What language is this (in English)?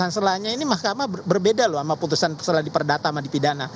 Indonesian